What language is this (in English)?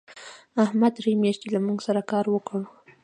Pashto